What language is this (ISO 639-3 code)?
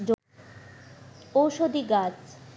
ben